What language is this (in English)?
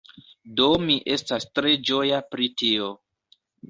Esperanto